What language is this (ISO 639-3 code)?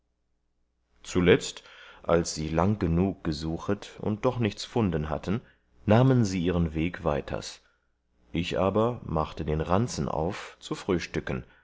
deu